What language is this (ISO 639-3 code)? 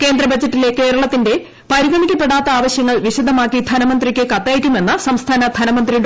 mal